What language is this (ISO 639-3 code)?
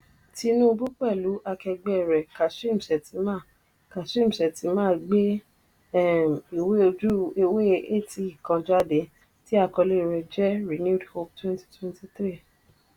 yor